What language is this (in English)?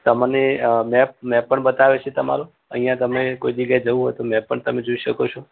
Gujarati